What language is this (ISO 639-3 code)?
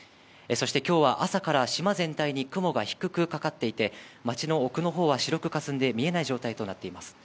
jpn